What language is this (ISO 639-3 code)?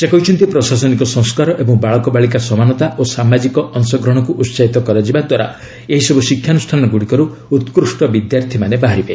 ori